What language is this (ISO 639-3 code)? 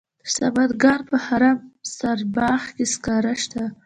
pus